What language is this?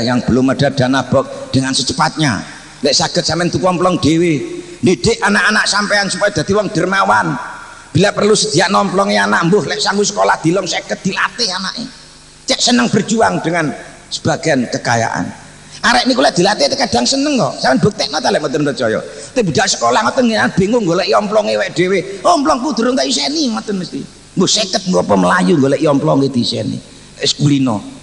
Indonesian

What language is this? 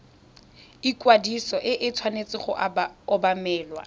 Tswana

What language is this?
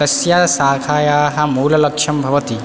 Sanskrit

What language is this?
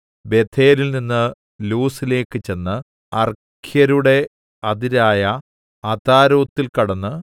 Malayalam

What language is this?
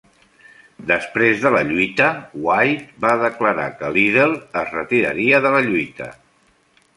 Catalan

